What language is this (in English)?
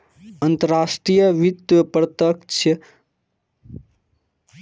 Maithili